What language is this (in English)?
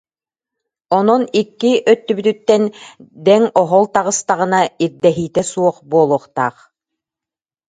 Yakut